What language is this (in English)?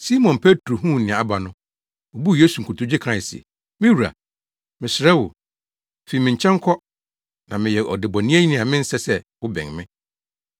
Akan